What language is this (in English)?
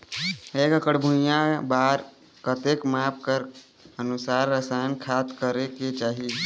Chhattisgarhi